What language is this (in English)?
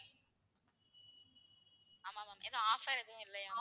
Tamil